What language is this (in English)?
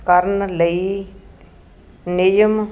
Punjabi